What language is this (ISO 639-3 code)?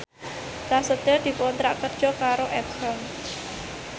jav